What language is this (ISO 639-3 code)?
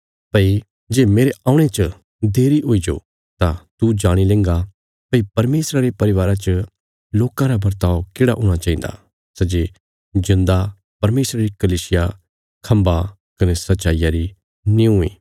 kfs